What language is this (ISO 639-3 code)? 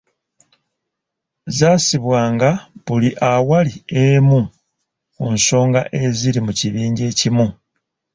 lug